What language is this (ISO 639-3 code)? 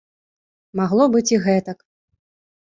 bel